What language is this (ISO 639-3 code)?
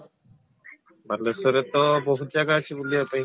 ori